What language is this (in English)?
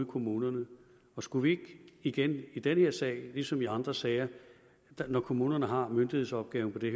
Danish